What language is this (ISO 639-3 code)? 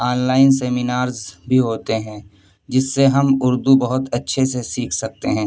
urd